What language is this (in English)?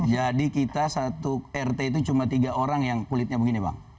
Indonesian